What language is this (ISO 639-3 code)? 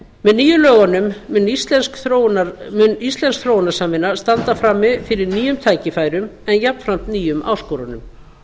isl